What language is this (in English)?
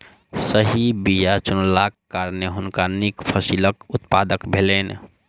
Maithili